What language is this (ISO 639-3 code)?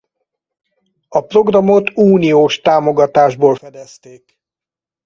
hun